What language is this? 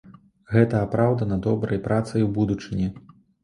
Belarusian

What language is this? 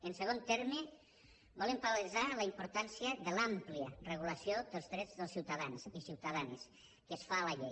Catalan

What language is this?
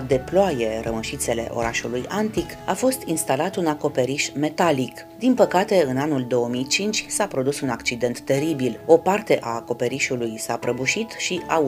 Romanian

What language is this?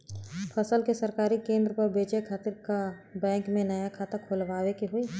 Bhojpuri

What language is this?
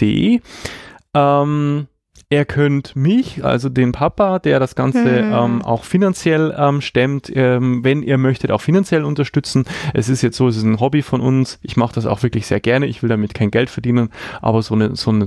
German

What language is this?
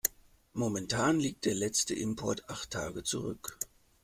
German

